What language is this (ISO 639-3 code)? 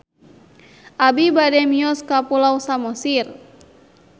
sun